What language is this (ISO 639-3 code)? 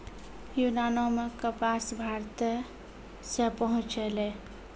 mai